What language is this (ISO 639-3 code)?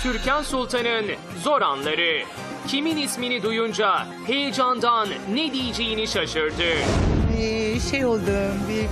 tur